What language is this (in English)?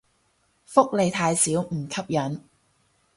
Cantonese